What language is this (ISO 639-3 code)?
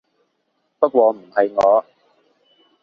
yue